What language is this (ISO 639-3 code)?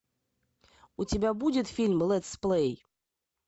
rus